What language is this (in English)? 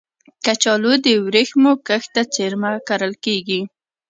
Pashto